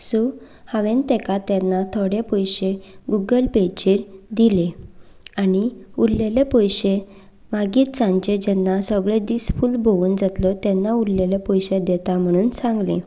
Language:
Konkani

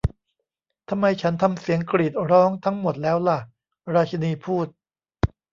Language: Thai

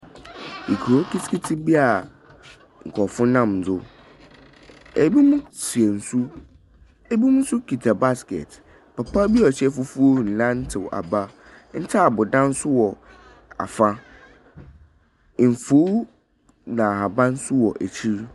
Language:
Akan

